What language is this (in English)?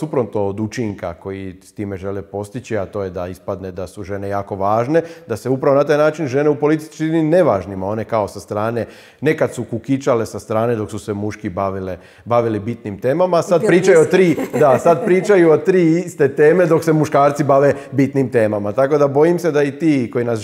Croatian